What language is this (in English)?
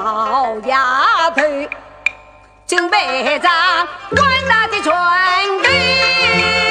Chinese